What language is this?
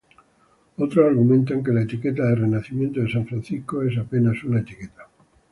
Spanish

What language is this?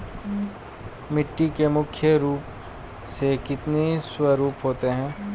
Hindi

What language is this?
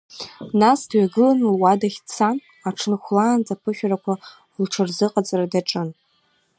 Abkhazian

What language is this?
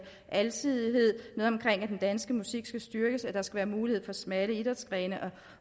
Danish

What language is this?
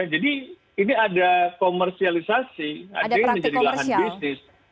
Indonesian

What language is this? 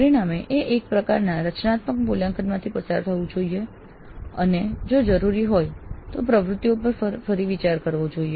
Gujarati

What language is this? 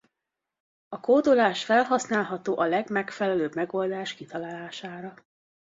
Hungarian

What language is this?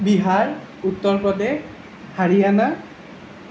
Assamese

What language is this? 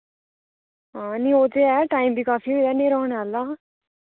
Dogri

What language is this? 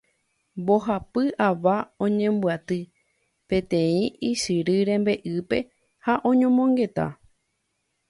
Guarani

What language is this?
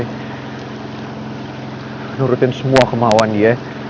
Indonesian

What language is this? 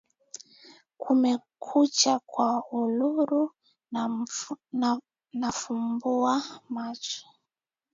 Swahili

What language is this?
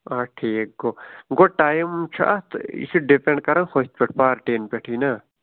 Kashmiri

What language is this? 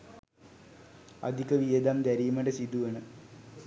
Sinhala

